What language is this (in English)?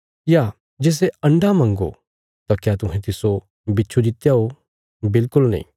Bilaspuri